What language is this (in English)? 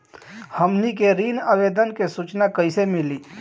Bhojpuri